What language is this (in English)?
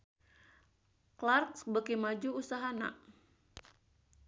Sundanese